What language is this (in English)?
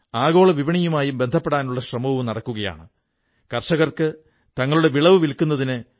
Malayalam